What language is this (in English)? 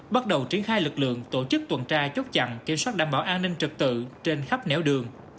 Vietnamese